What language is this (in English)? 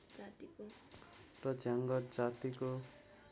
Nepali